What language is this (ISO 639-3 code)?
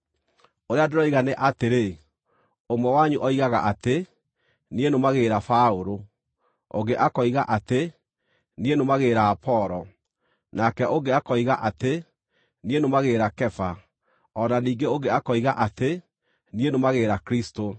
kik